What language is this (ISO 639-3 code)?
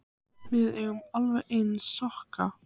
isl